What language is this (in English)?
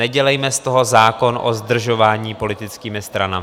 Czech